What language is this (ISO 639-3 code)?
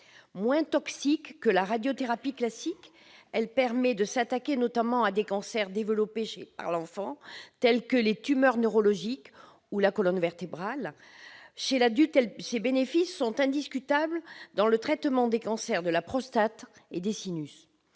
fra